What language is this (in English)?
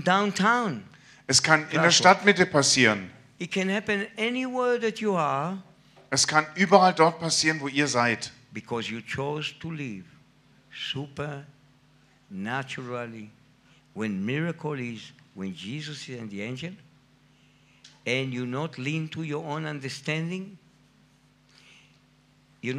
German